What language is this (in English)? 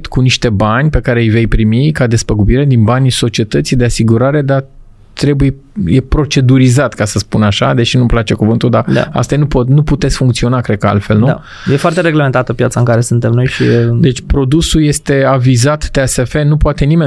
Romanian